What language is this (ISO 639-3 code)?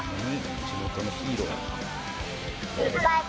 jpn